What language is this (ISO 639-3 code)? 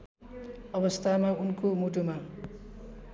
nep